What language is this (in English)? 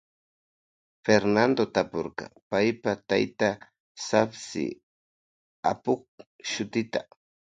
Loja Highland Quichua